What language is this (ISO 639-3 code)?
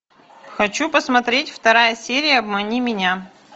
rus